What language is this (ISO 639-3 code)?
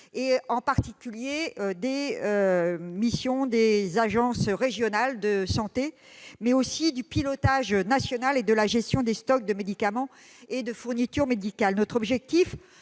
fra